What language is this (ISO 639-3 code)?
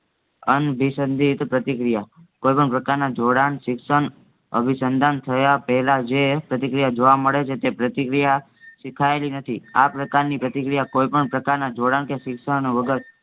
guj